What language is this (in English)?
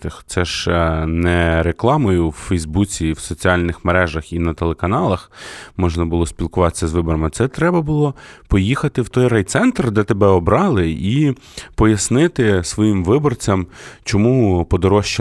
Ukrainian